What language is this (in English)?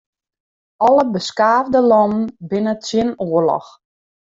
Western Frisian